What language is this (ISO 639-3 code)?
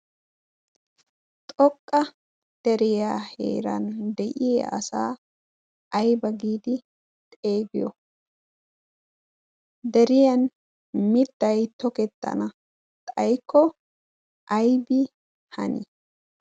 wal